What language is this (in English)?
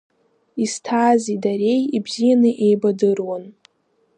Abkhazian